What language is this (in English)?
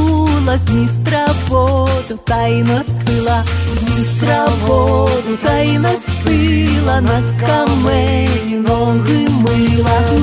Ukrainian